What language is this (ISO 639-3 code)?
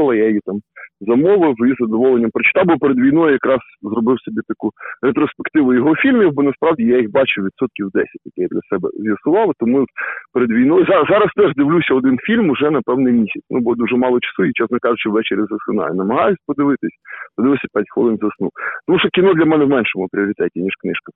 ukr